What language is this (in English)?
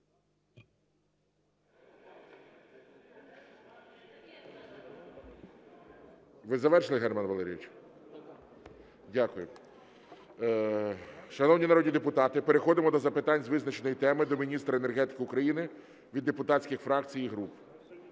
Ukrainian